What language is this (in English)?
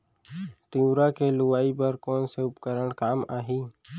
Chhattisgarhi